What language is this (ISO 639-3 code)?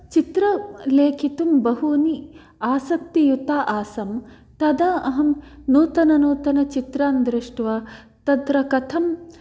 san